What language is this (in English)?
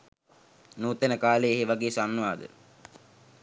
Sinhala